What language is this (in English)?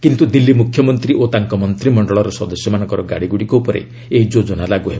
Odia